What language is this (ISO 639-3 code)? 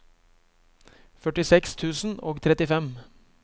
nor